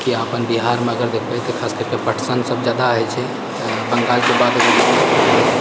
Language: Maithili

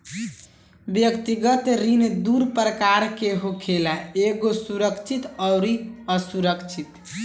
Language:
Bhojpuri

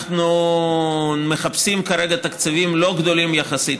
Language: Hebrew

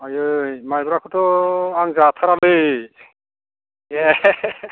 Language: Bodo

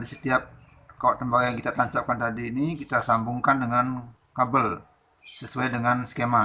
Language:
Indonesian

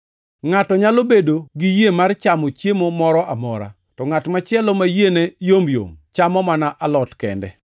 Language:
Luo (Kenya and Tanzania)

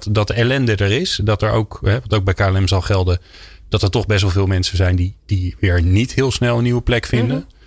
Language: Dutch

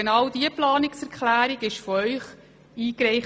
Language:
Swiss German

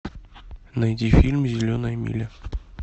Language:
Russian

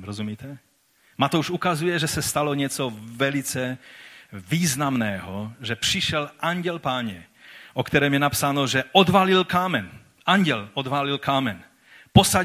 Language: Czech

